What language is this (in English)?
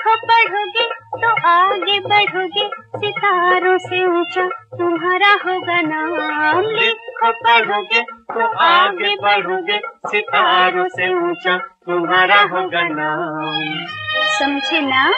Hindi